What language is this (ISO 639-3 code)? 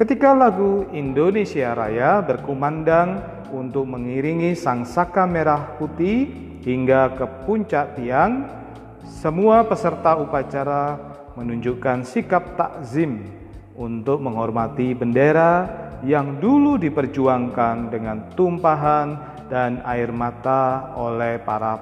ind